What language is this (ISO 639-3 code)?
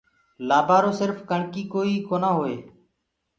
ggg